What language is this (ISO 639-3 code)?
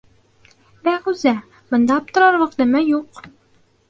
bak